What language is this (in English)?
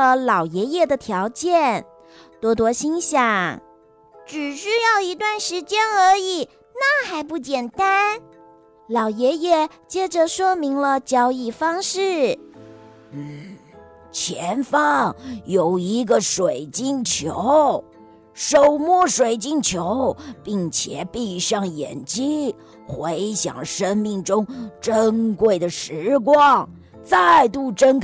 Chinese